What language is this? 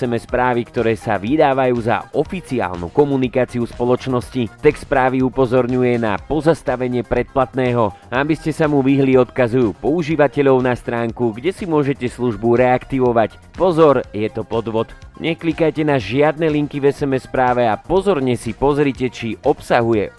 Slovak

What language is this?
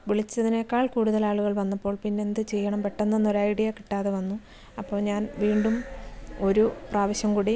Malayalam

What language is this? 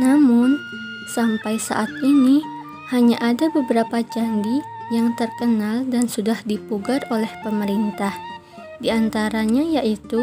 Indonesian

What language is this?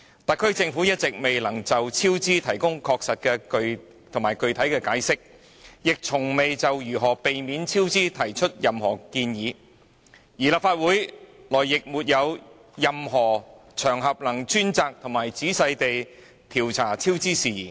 Cantonese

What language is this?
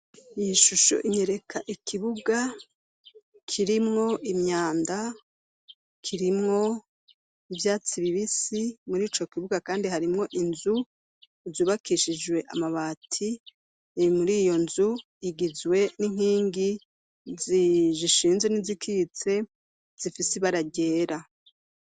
Rundi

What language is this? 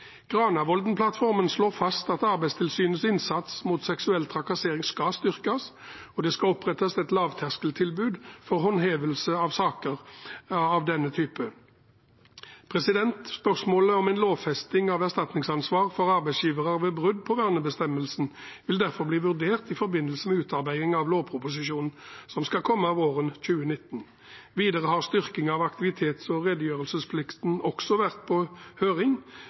Norwegian Bokmål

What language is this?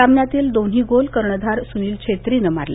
Marathi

